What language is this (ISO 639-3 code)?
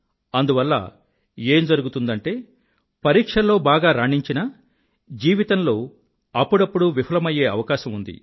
tel